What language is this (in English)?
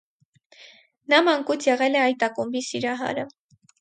Armenian